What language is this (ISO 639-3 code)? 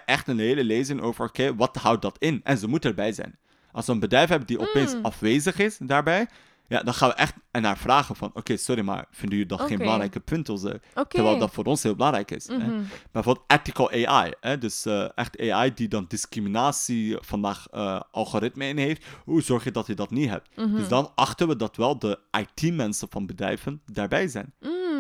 nld